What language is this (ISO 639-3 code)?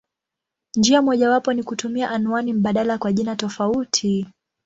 swa